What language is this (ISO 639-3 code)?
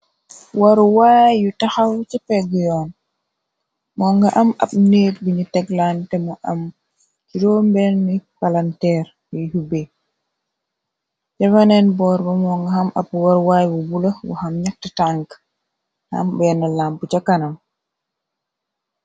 wol